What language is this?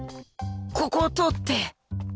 Japanese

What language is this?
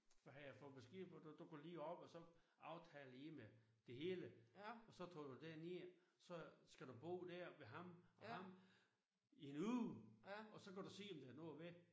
Danish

